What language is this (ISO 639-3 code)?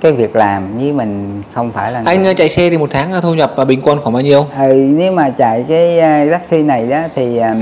vie